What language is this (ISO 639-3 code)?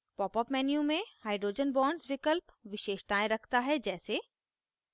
hin